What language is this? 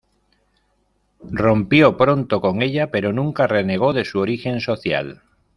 Spanish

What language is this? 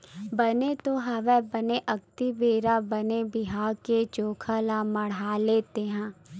Chhattisgarhi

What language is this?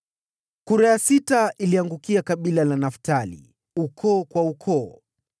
Swahili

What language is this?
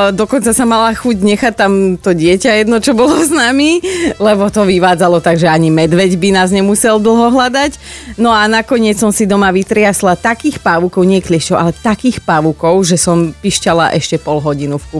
Slovak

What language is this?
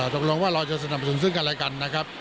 Thai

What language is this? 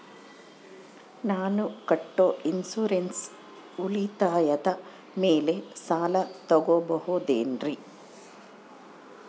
Kannada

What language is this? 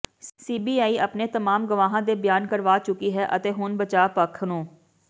Punjabi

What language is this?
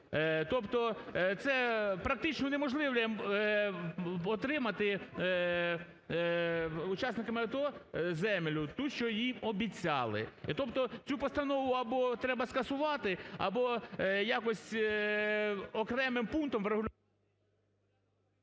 Ukrainian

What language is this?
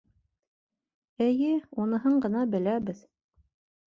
Bashkir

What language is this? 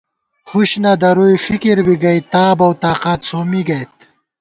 Gawar-Bati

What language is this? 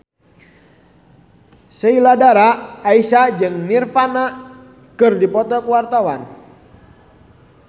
Sundanese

